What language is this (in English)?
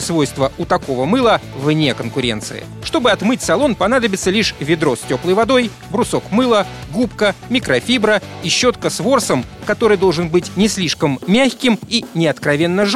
Russian